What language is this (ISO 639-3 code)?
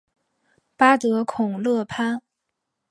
zho